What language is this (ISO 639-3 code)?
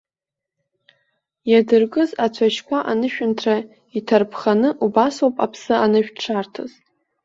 abk